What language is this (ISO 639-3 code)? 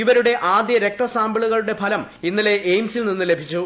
mal